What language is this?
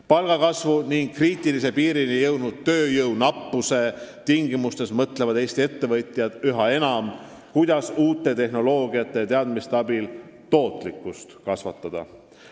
Estonian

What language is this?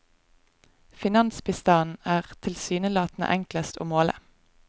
Norwegian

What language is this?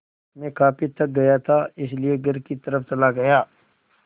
Hindi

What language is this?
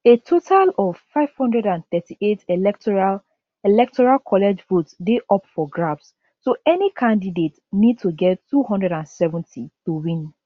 Nigerian Pidgin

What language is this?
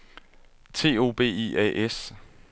Danish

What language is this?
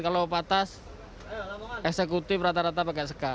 Indonesian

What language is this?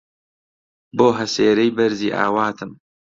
Central Kurdish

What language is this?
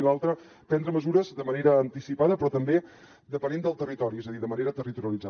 Catalan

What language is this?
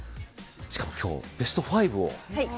Japanese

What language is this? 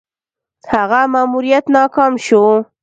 Pashto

